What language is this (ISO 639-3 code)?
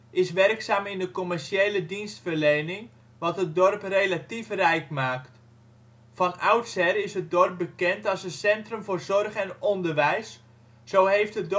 nld